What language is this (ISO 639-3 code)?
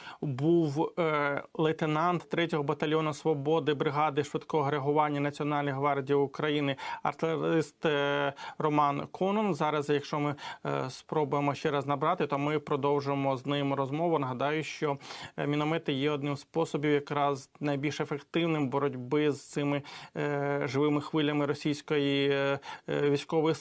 ukr